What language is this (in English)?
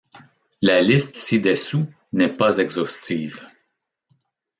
French